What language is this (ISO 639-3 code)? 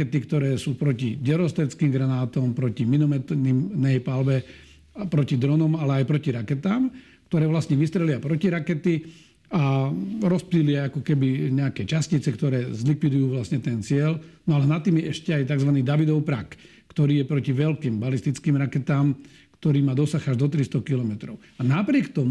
slk